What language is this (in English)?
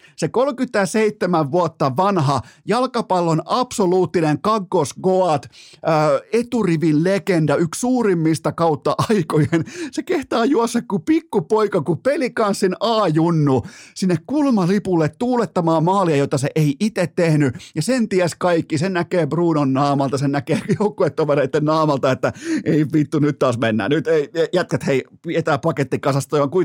Finnish